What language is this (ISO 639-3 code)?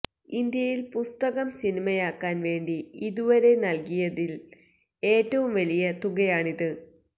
mal